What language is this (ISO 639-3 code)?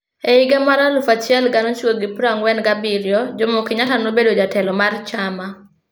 luo